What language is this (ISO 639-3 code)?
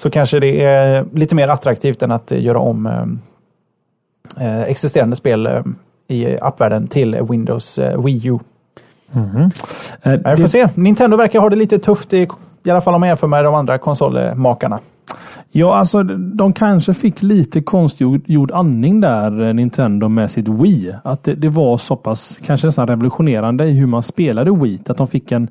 swe